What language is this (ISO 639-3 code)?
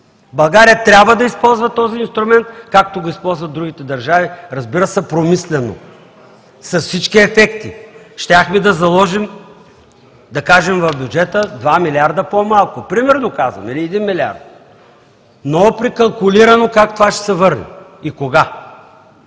bul